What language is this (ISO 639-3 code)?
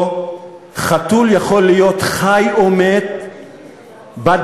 heb